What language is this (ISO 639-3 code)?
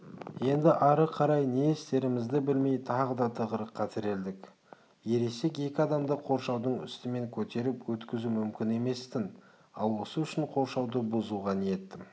kaz